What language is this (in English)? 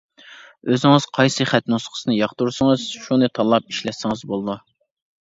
Uyghur